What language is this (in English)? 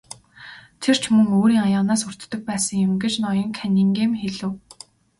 Mongolian